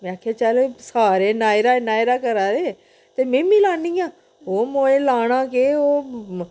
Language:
Dogri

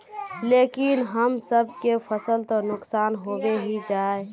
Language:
Magahi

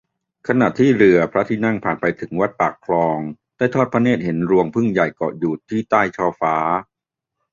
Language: Thai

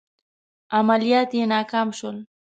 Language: Pashto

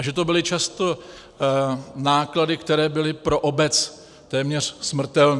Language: Czech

